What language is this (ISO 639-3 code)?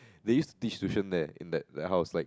eng